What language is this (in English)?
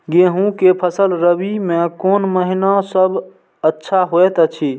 Maithili